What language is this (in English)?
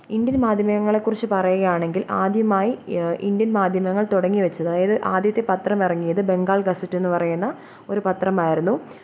Malayalam